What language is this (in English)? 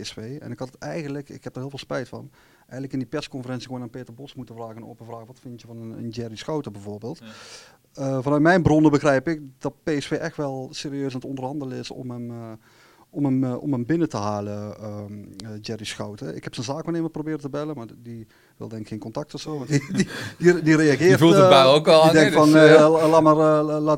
Dutch